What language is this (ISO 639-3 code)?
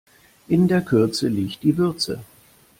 deu